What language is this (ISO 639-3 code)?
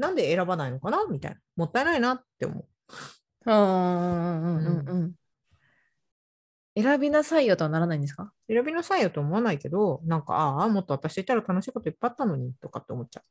jpn